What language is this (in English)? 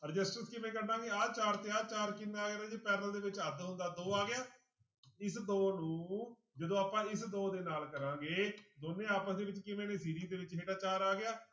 Punjabi